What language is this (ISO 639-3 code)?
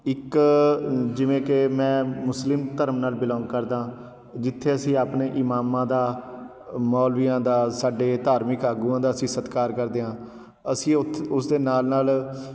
pan